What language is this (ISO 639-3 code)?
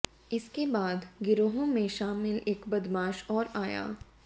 hin